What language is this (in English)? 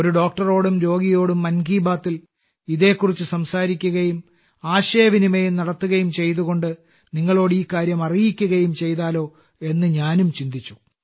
Malayalam